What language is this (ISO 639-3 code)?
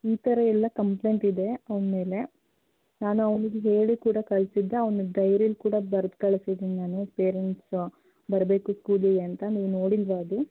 kan